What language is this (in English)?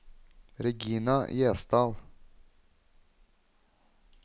Norwegian